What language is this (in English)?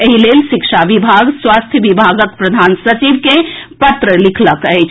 Maithili